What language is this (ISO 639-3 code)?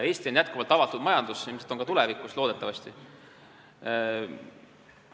est